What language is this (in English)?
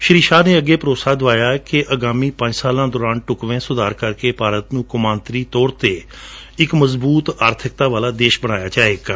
Punjabi